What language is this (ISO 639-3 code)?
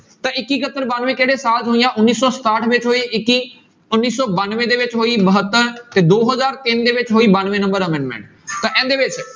pan